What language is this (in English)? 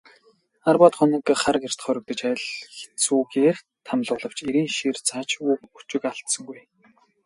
Mongolian